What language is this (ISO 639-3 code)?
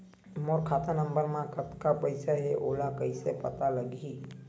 hne